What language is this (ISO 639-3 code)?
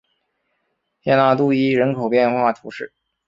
zho